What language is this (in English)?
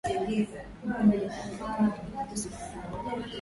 Swahili